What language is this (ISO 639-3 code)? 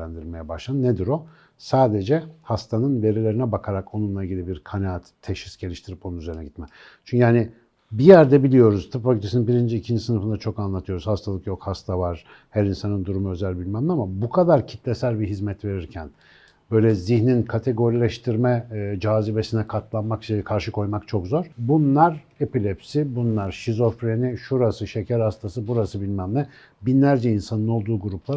tur